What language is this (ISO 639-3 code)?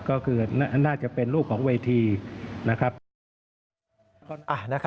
tha